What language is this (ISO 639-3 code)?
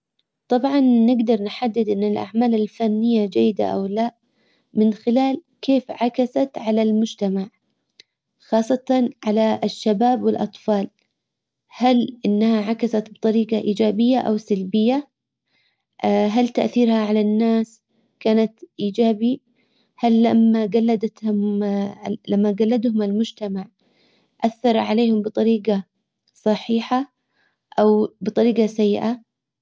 acw